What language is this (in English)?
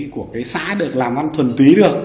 Vietnamese